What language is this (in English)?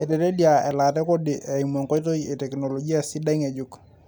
Masai